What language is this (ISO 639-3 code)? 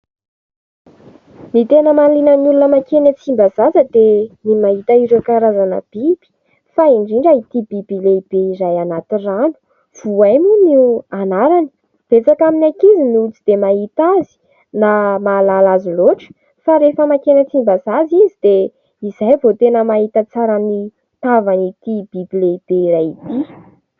mlg